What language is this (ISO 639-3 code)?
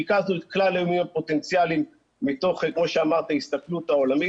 heb